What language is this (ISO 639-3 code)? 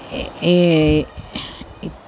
san